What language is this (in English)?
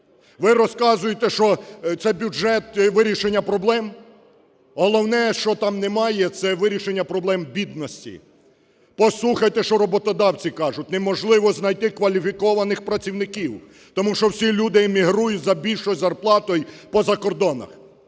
Ukrainian